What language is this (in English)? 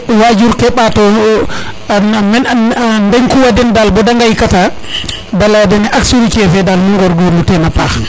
Serer